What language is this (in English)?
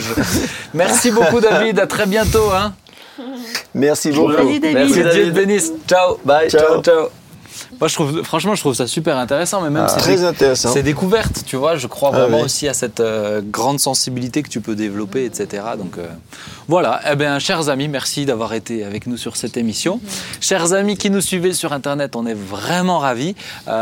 French